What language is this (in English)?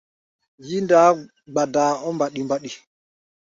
Gbaya